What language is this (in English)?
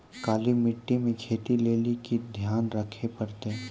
Maithili